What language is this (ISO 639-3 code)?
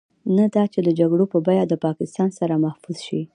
pus